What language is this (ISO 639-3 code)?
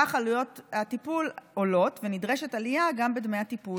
heb